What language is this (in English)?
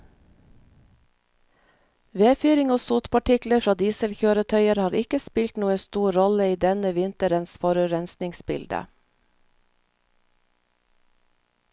Norwegian